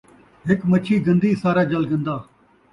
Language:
Saraiki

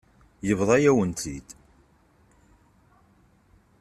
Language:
Kabyle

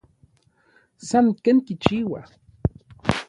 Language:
Orizaba Nahuatl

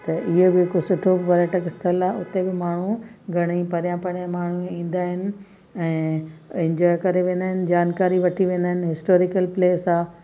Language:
Sindhi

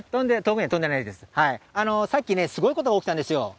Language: Japanese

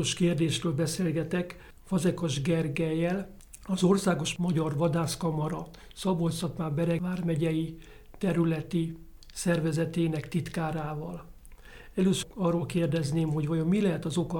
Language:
Hungarian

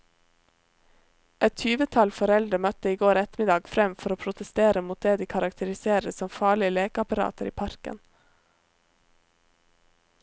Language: Norwegian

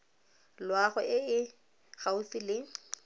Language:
Tswana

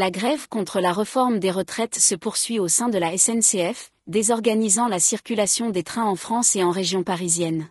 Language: French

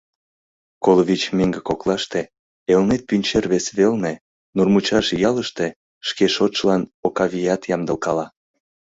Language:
Mari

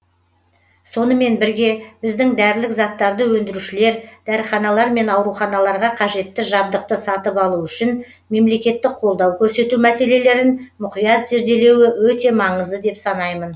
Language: Kazakh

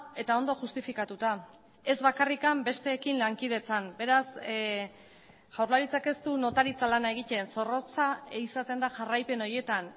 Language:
Basque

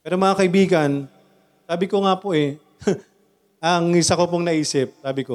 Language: Filipino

